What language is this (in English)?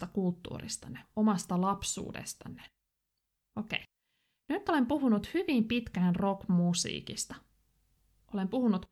Finnish